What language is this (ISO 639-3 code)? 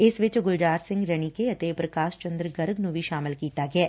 pan